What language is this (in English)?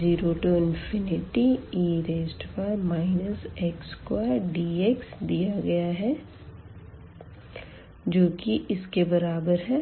Hindi